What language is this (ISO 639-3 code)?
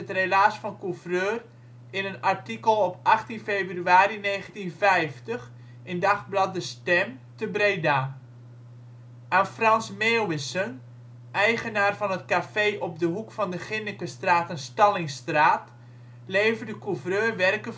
nld